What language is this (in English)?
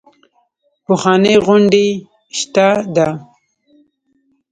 Pashto